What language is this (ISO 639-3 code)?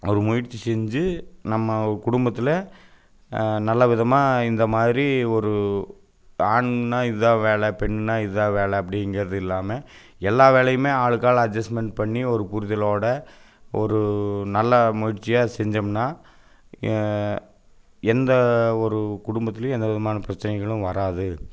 tam